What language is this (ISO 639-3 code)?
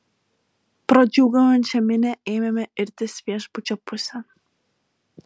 lit